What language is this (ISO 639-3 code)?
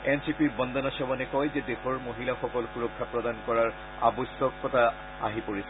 asm